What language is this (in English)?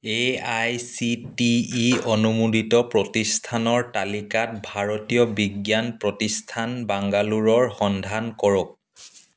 Assamese